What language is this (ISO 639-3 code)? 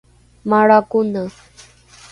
dru